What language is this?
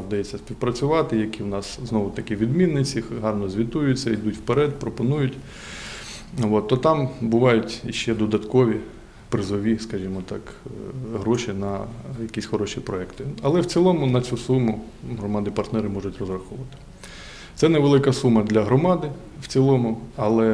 Ukrainian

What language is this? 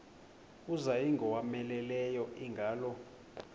Xhosa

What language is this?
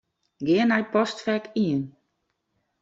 Western Frisian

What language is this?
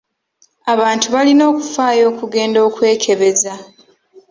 Ganda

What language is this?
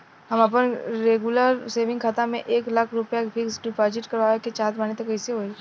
Bhojpuri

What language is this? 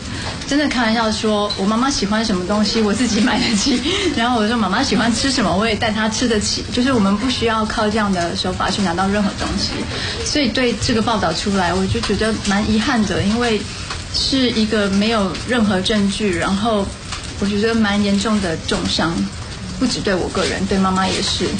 Chinese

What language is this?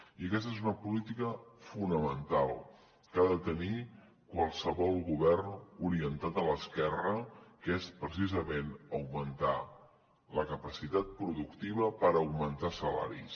Catalan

